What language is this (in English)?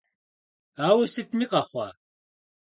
Kabardian